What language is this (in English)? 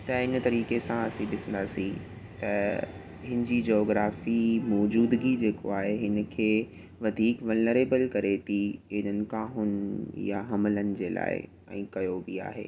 Sindhi